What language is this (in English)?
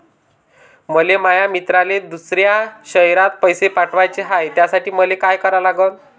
Marathi